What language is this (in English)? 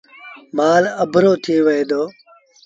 Sindhi Bhil